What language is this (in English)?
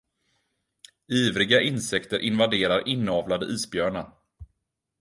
Swedish